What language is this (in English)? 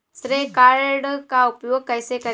Hindi